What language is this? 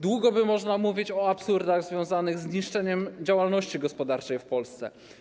Polish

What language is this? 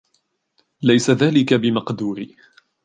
Arabic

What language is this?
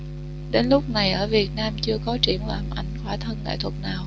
Vietnamese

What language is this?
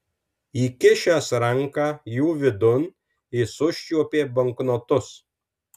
Lithuanian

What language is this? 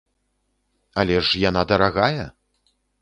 Belarusian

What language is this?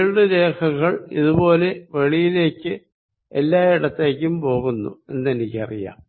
Malayalam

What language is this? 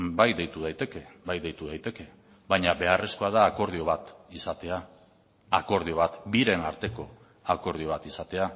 Basque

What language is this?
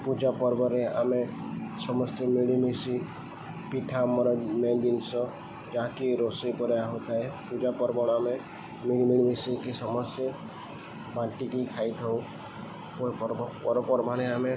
Odia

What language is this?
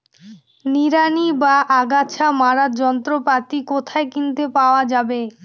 Bangla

